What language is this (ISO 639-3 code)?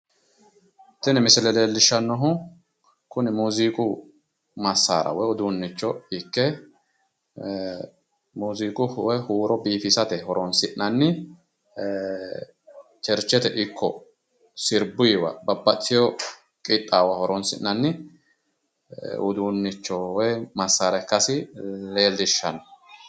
sid